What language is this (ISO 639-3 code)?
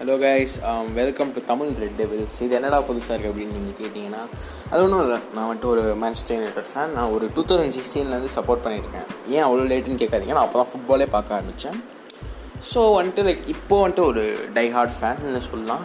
tam